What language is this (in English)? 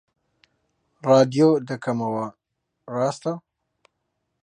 Central Kurdish